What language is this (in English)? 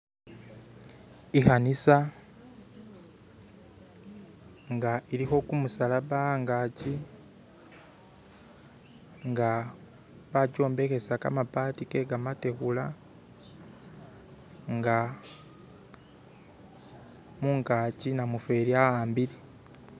Masaaba